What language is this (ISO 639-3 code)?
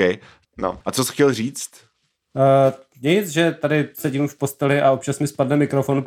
ces